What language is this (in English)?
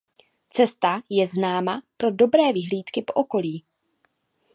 Czech